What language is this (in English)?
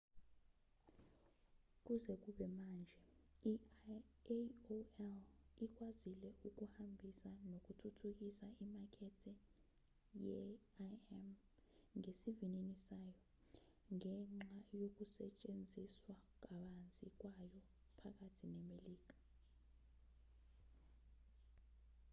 Zulu